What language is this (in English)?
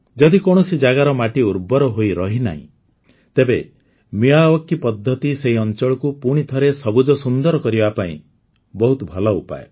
Odia